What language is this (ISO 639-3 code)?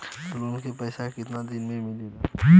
bho